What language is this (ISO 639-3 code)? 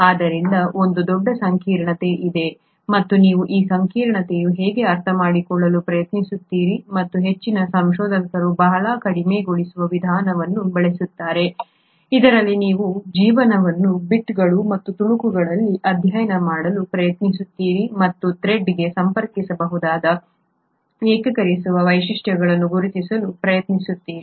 kan